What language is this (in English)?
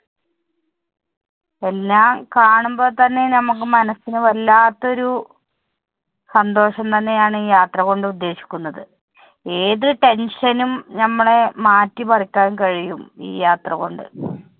Malayalam